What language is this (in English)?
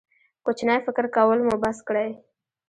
Pashto